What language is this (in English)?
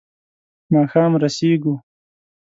Pashto